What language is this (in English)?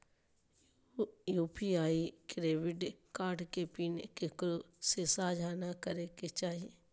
Magahi